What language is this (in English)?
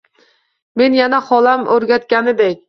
Uzbek